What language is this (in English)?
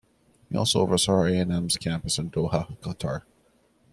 English